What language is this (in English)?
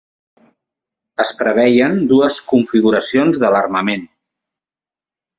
Catalan